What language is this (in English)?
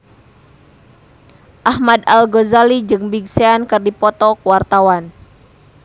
Sundanese